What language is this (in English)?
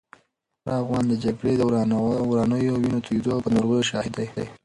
Pashto